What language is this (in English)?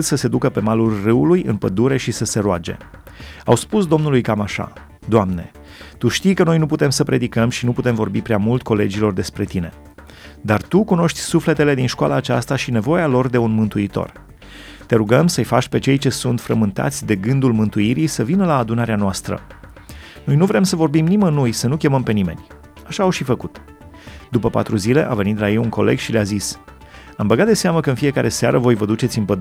Romanian